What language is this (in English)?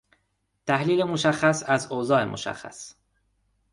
Persian